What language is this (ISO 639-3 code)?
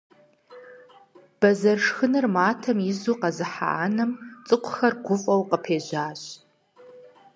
kbd